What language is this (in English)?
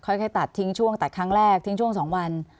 Thai